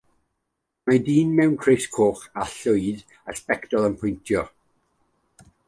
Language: Welsh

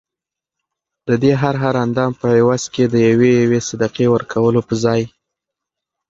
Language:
Pashto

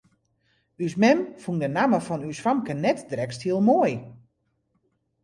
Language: Western Frisian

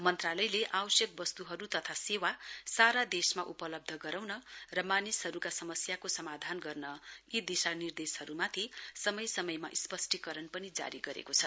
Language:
Nepali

